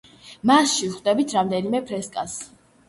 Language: Georgian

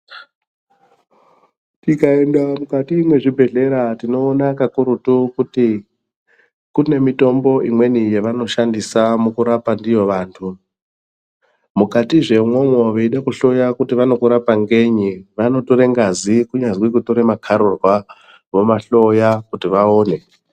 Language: Ndau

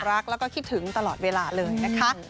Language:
Thai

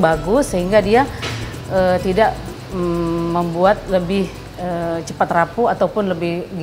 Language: Indonesian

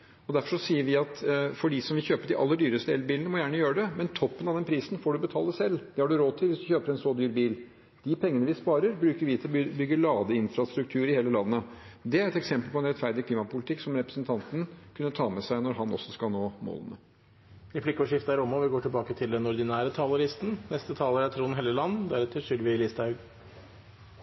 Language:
Norwegian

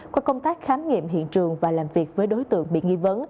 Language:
Vietnamese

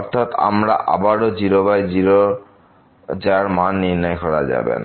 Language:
Bangla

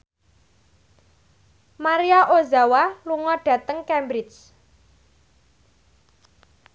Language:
Javanese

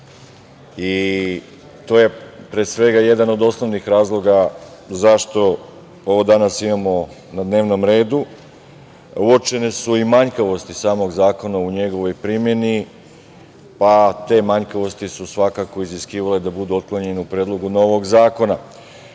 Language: Serbian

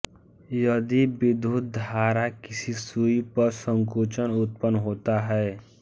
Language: Hindi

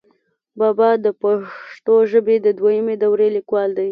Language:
Pashto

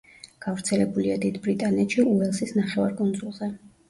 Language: Georgian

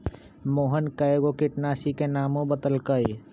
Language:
Magahi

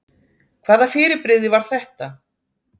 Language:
Icelandic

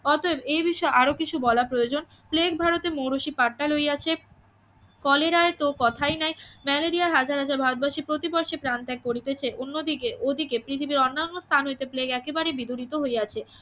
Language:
Bangla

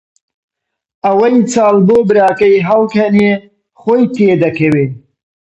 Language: Central Kurdish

